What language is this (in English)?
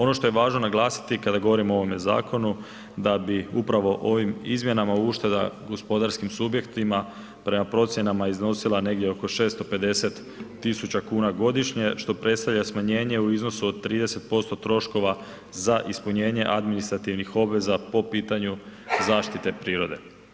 Croatian